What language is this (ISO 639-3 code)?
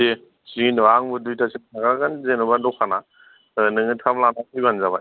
brx